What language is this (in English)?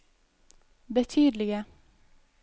Norwegian